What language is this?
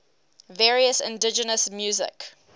English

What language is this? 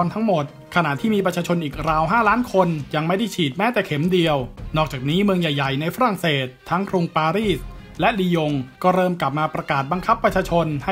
Thai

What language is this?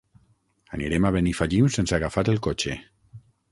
Catalan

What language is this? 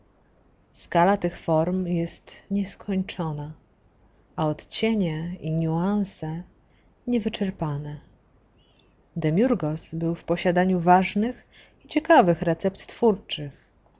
Polish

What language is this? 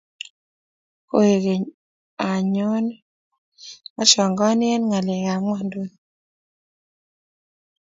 Kalenjin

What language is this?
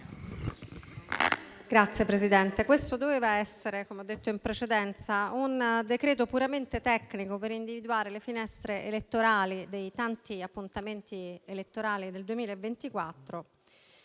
Italian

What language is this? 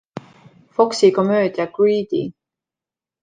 Estonian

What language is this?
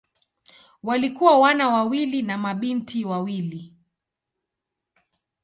Swahili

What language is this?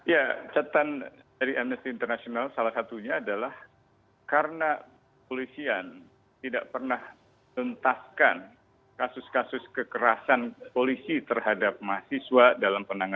Indonesian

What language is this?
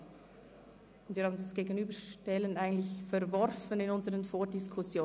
Swiss German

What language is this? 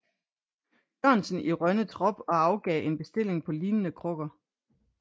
Danish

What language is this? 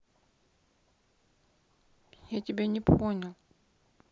Russian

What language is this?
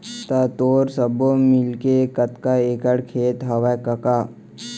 Chhattisgarhi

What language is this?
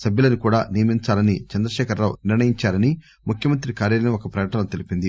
Telugu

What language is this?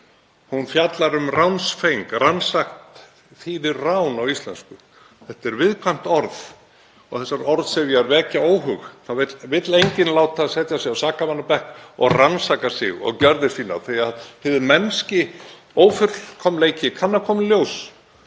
Icelandic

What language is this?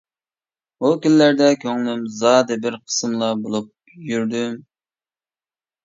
Uyghur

